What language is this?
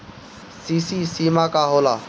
Bhojpuri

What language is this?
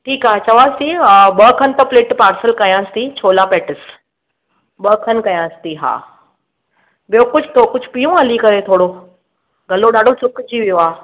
Sindhi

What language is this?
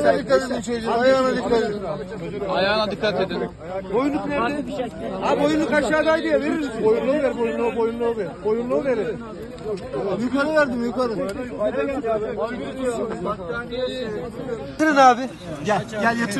Turkish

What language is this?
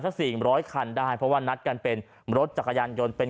Thai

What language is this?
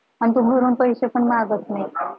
Marathi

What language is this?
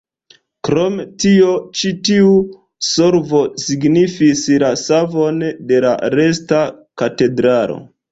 Esperanto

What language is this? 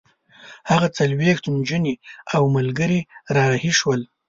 Pashto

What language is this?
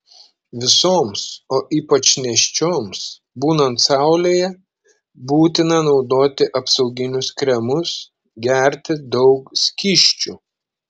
Lithuanian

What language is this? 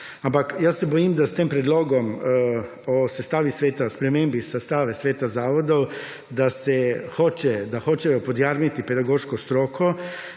Slovenian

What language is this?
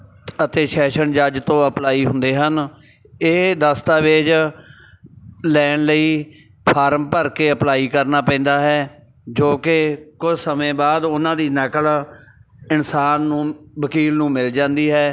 Punjabi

